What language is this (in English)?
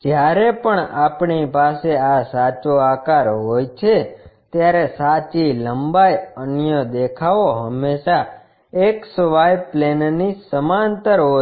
Gujarati